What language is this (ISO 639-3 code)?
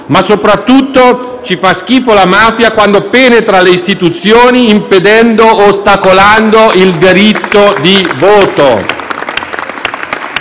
ita